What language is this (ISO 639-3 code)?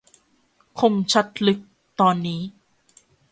tha